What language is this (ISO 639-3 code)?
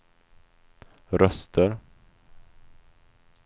swe